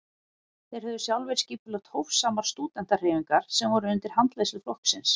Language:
Icelandic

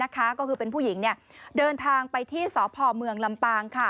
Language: Thai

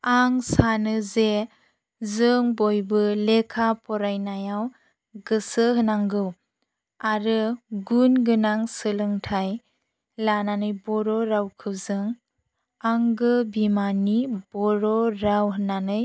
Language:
Bodo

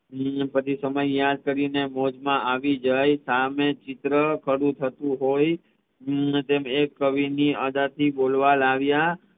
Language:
Gujarati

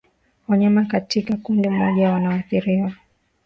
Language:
Swahili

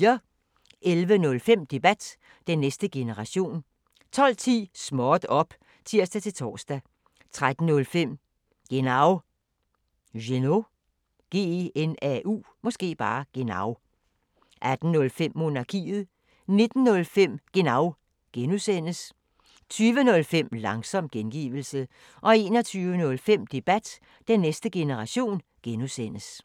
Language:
Danish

